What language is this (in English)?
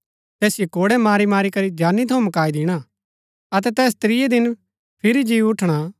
Gaddi